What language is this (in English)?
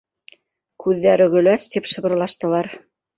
Bashkir